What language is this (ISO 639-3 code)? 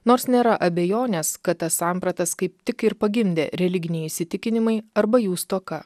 lit